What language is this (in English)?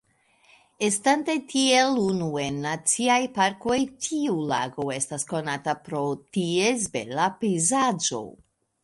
Esperanto